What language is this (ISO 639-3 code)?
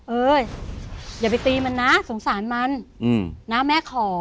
tha